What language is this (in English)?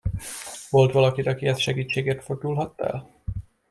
Hungarian